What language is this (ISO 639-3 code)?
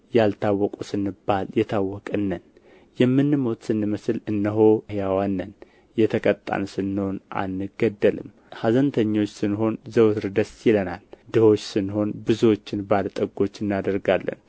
amh